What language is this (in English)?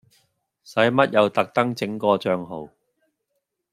Cantonese